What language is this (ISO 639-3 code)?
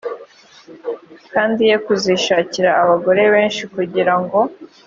kin